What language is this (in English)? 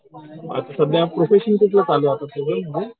Marathi